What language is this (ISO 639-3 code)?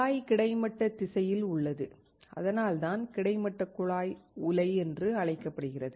tam